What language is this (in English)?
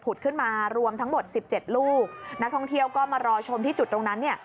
Thai